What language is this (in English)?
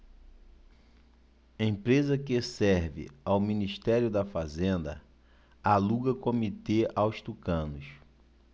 Portuguese